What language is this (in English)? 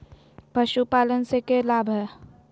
Magahi